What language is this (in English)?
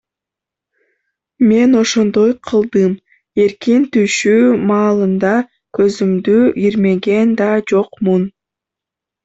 Kyrgyz